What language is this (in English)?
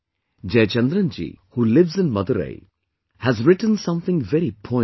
English